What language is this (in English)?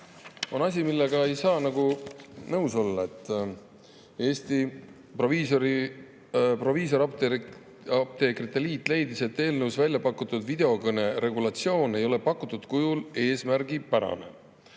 Estonian